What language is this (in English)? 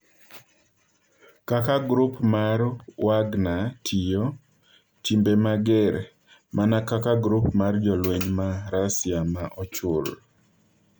Luo (Kenya and Tanzania)